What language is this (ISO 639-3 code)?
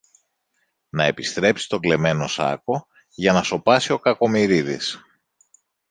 ell